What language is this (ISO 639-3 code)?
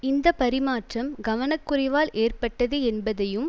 tam